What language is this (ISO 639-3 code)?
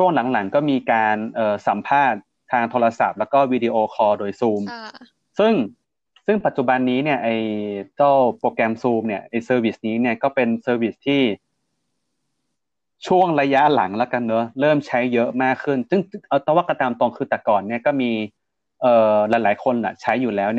tha